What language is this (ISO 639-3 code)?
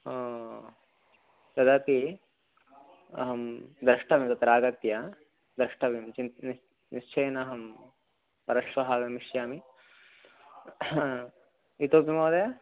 san